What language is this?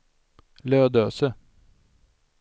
Swedish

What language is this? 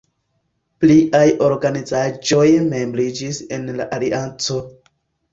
Esperanto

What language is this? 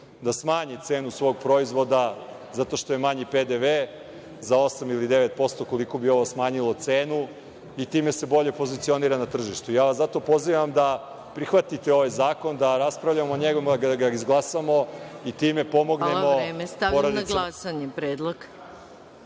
Serbian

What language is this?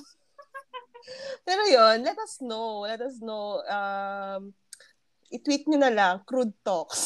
Filipino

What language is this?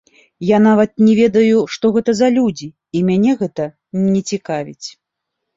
Belarusian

